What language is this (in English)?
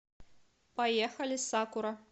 Russian